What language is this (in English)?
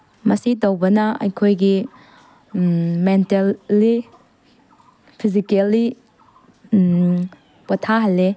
Manipuri